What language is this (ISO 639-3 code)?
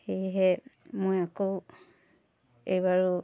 asm